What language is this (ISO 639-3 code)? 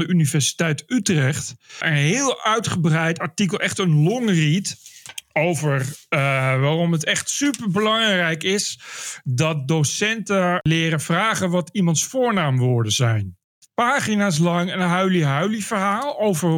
nld